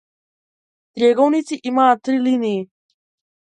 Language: Macedonian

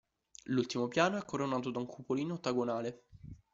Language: Italian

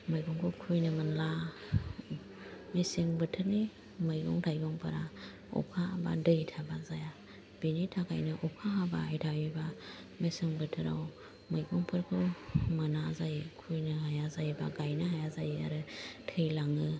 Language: Bodo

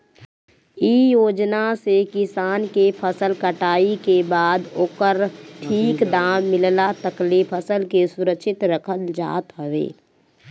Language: Bhojpuri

